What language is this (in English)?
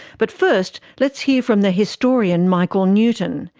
English